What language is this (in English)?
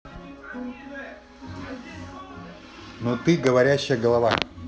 Russian